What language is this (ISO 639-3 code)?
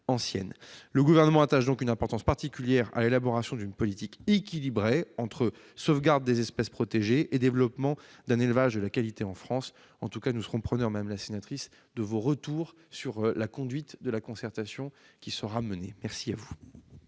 fra